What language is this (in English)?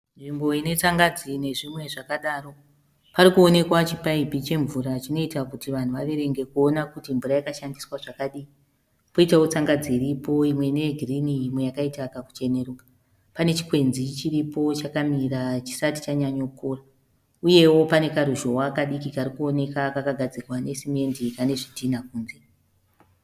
Shona